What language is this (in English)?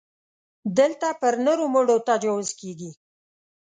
Pashto